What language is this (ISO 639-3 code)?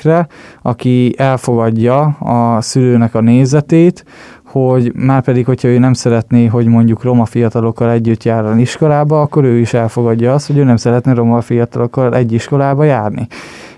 hun